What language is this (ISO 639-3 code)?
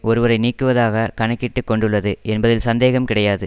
tam